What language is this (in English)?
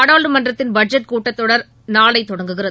Tamil